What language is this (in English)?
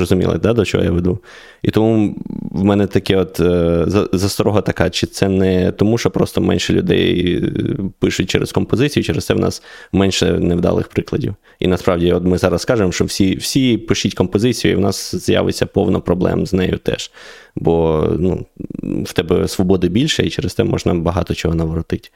Ukrainian